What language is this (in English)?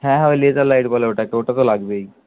Bangla